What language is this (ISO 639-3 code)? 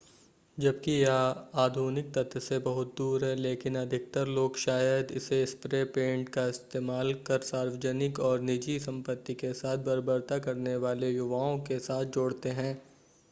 hin